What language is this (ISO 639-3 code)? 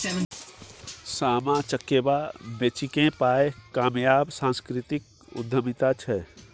mai